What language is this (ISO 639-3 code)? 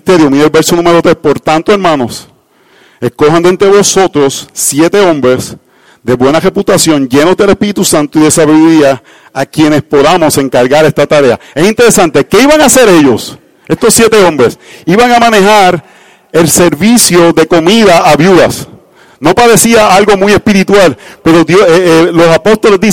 spa